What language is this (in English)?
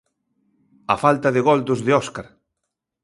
Galician